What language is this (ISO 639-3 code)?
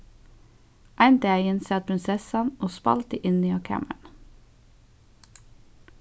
fao